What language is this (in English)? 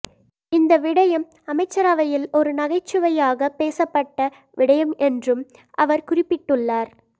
Tamil